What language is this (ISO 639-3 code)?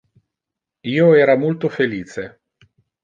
ina